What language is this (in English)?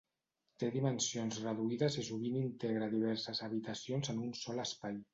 Catalan